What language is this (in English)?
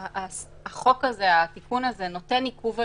Hebrew